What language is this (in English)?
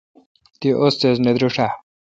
Kalkoti